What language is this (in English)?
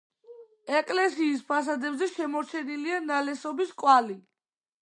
Georgian